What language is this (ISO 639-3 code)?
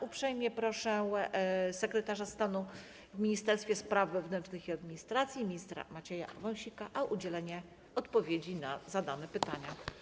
pol